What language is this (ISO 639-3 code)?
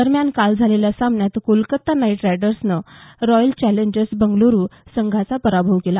mar